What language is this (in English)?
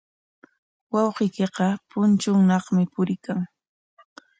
Corongo Ancash Quechua